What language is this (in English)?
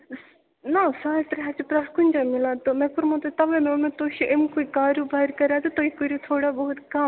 Kashmiri